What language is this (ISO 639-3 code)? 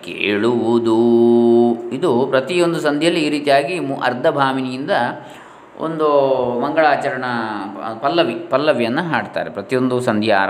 kan